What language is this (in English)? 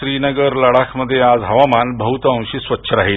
Marathi